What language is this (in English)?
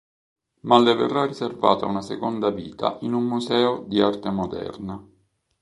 Italian